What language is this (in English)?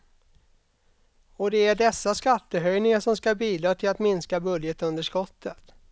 Swedish